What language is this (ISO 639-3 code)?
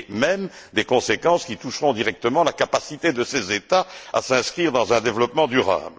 fra